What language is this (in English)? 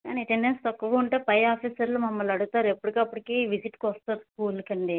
Telugu